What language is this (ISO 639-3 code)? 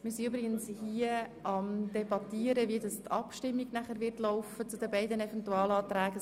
gsw